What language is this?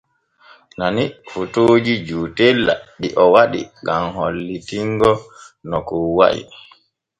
Borgu Fulfulde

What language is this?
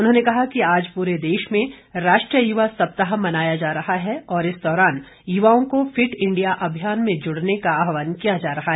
Hindi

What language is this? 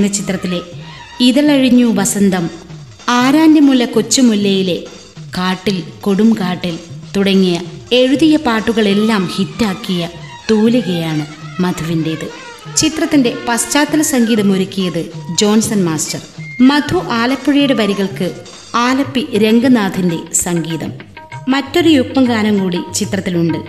Malayalam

